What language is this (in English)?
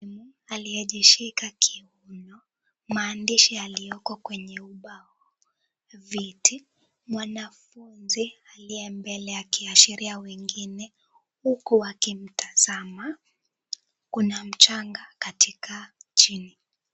Swahili